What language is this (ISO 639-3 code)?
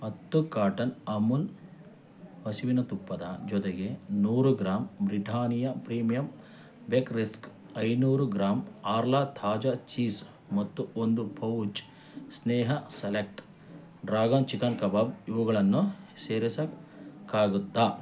kan